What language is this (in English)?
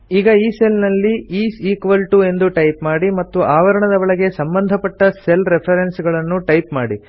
Kannada